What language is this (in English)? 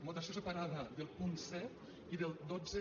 Catalan